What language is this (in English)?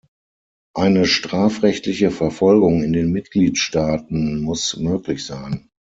German